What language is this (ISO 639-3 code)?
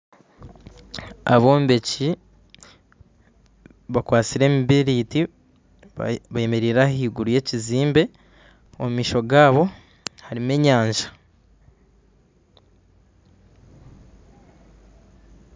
nyn